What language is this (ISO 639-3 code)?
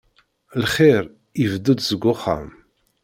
kab